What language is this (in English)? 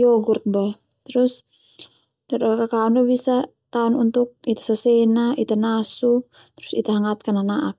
Termanu